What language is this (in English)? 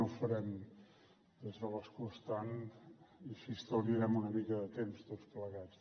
Catalan